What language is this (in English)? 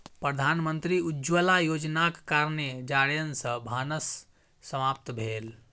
Maithili